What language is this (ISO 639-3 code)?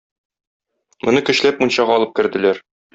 tat